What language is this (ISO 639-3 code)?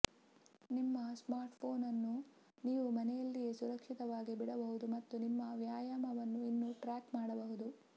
kan